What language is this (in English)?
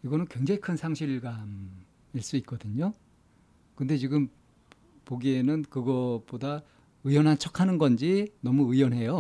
Korean